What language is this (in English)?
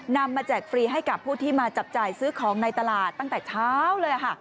Thai